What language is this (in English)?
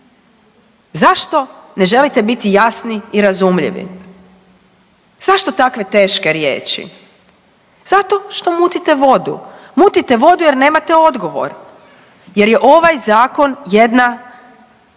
Croatian